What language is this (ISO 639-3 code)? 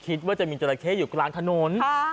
tha